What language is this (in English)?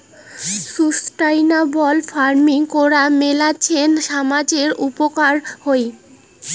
Bangla